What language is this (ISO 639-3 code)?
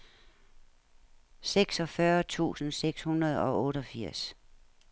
dan